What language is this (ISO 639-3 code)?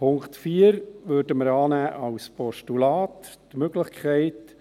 gsw